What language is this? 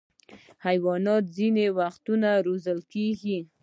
Pashto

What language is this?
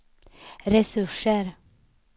Swedish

